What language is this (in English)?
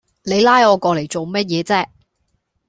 Cantonese